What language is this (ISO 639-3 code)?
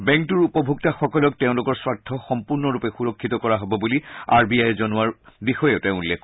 asm